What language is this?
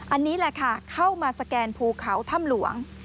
Thai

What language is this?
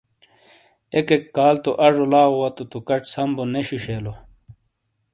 Shina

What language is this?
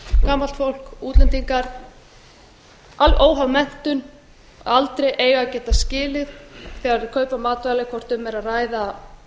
Icelandic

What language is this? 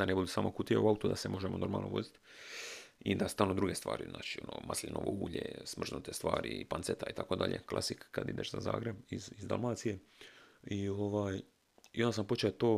Croatian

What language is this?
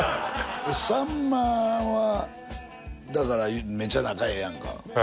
Japanese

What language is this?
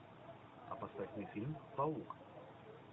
Russian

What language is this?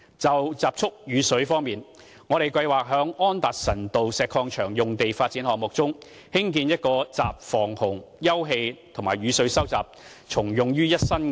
Cantonese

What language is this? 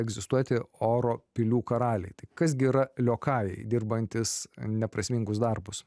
Lithuanian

